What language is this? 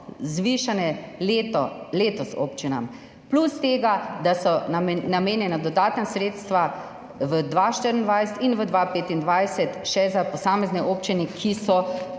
Slovenian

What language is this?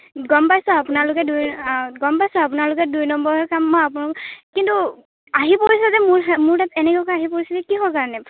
Assamese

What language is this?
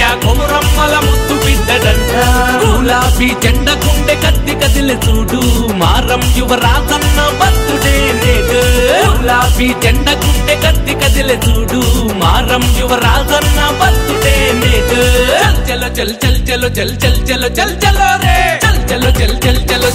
Romanian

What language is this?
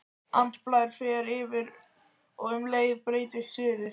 Icelandic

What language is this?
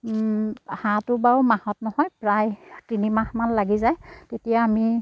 Assamese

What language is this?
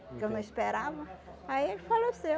Portuguese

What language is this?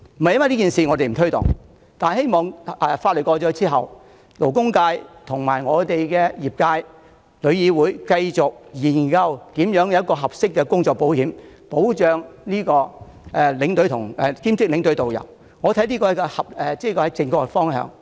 Cantonese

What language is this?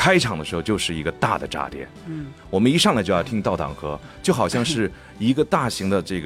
Chinese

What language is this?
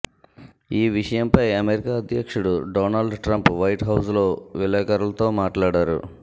Telugu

